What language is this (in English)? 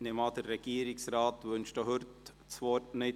Swiss German